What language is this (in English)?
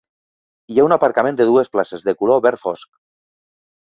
Catalan